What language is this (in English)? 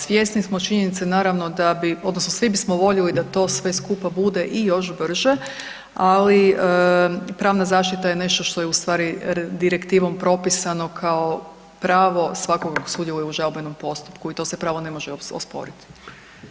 Croatian